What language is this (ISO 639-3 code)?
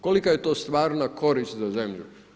hrv